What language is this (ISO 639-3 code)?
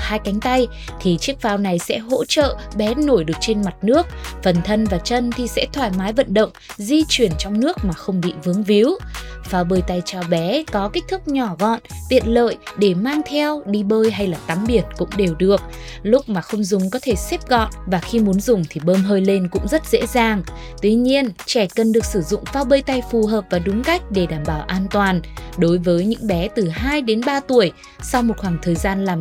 vie